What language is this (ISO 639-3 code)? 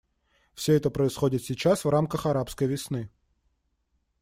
rus